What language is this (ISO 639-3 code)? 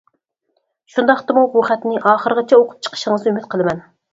uig